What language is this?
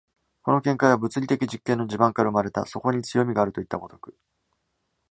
Japanese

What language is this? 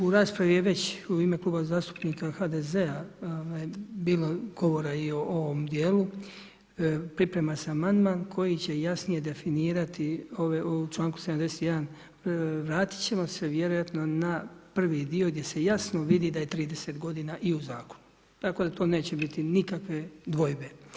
Croatian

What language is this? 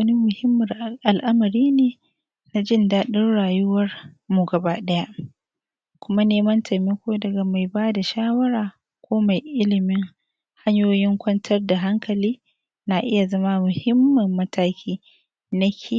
Hausa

